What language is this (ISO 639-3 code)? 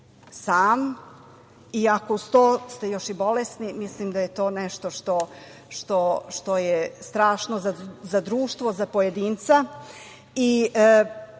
srp